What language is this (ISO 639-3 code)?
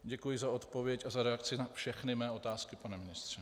ces